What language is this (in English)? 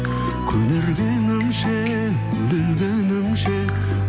Kazakh